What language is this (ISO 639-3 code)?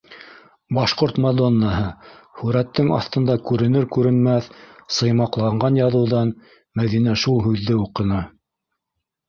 bak